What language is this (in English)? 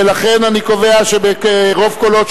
Hebrew